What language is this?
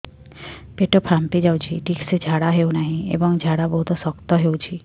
Odia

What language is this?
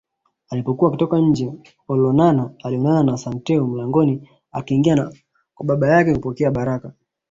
Swahili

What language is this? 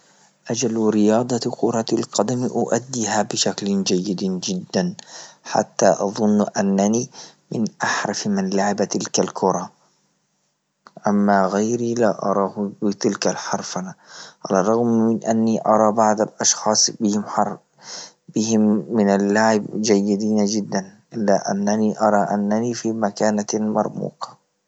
Libyan Arabic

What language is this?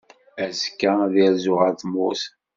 Kabyle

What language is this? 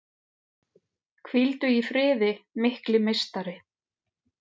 Icelandic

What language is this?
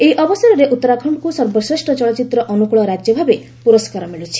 Odia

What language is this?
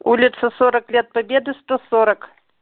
Russian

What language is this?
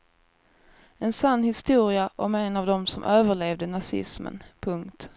Swedish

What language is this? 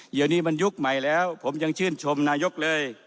Thai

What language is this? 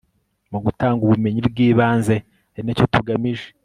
Kinyarwanda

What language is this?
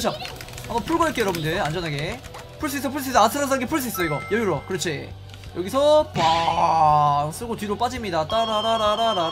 Korean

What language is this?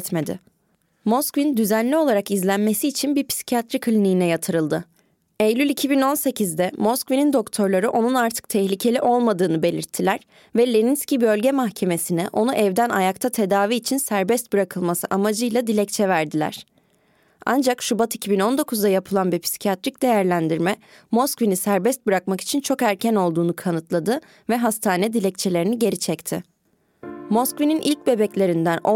Turkish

